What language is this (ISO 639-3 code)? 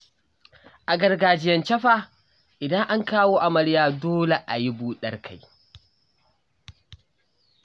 hau